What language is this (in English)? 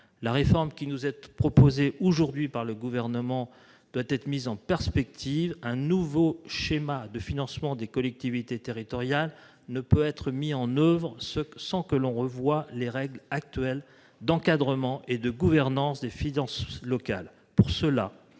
French